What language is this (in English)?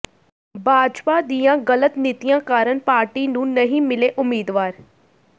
Punjabi